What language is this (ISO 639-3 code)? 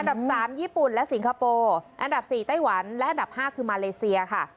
tha